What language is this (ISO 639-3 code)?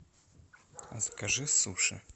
rus